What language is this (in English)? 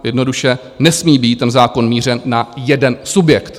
Czech